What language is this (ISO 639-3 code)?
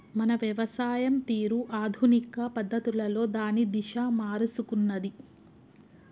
tel